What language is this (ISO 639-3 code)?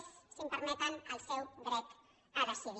cat